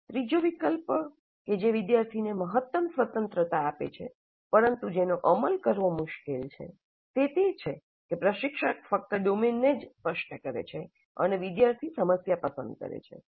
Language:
Gujarati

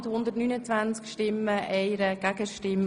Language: Swiss German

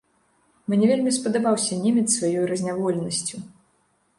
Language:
Belarusian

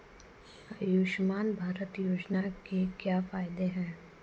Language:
Hindi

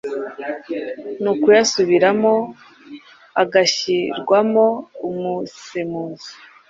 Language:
Kinyarwanda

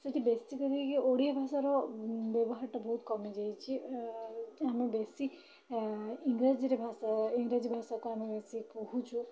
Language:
Odia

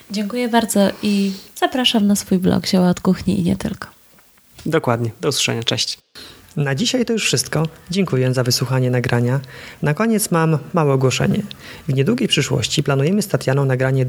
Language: Polish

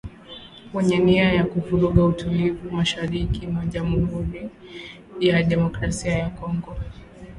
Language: Swahili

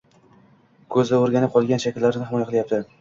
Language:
Uzbek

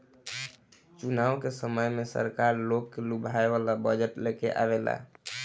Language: Bhojpuri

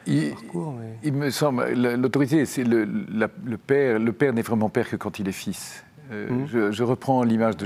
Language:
French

